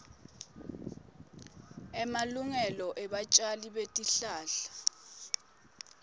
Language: Swati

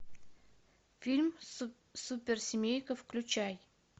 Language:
Russian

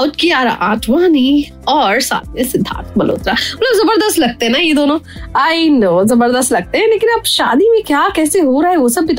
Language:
Hindi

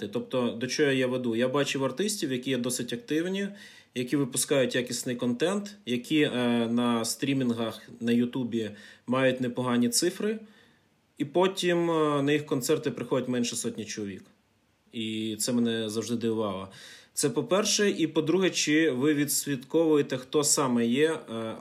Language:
Ukrainian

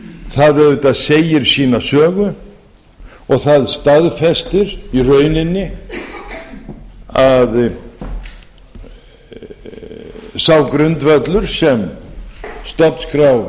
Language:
Icelandic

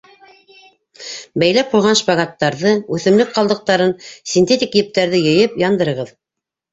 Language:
Bashkir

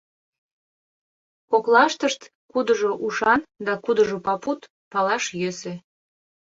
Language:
Mari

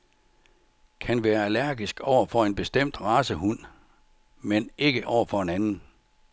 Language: Danish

